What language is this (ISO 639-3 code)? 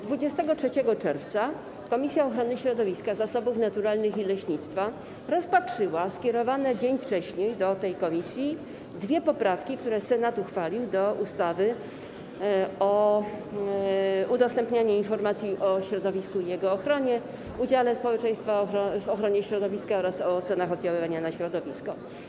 pol